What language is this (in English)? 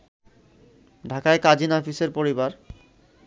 Bangla